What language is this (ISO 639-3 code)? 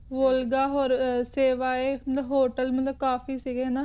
pan